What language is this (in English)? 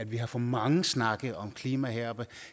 Danish